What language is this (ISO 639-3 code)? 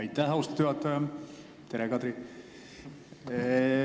est